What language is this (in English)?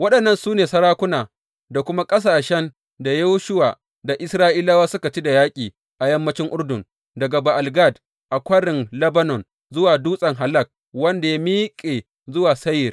Hausa